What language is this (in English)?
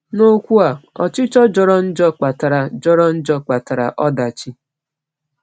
Igbo